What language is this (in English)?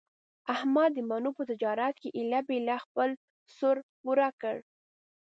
Pashto